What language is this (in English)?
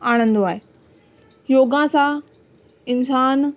Sindhi